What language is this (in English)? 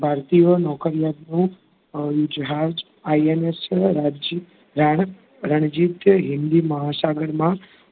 Gujarati